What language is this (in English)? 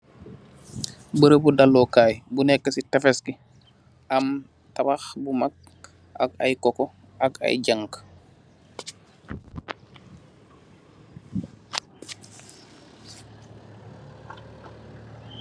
Wolof